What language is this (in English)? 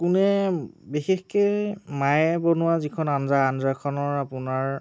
Assamese